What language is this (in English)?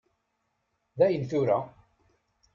Kabyle